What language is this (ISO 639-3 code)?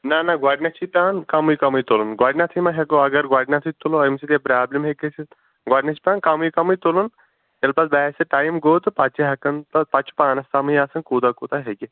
kas